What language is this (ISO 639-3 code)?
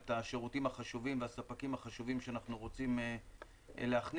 heb